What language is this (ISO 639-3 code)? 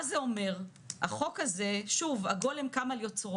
heb